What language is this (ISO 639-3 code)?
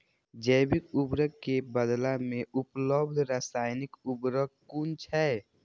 mai